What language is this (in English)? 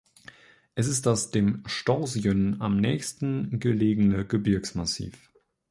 German